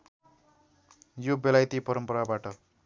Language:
Nepali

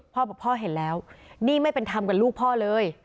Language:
Thai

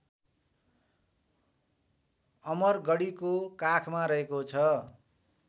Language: Nepali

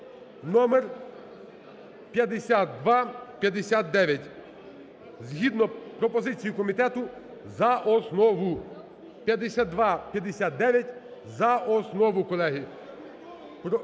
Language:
Ukrainian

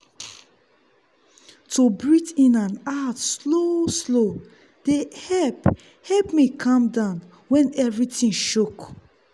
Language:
Nigerian Pidgin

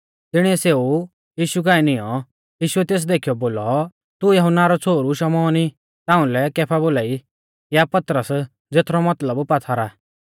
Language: Mahasu Pahari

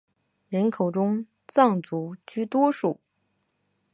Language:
Chinese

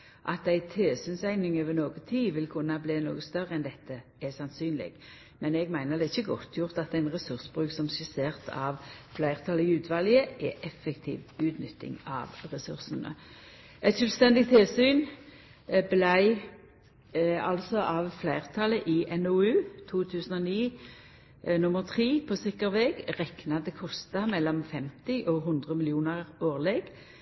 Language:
Norwegian Nynorsk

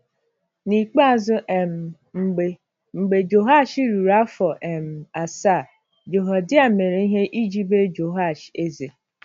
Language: Igbo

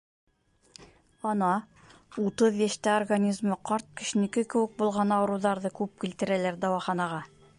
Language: Bashkir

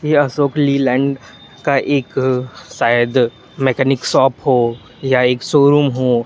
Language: Hindi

